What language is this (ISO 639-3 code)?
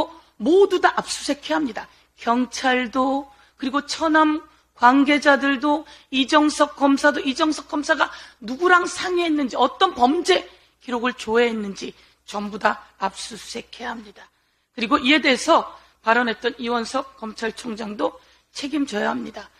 kor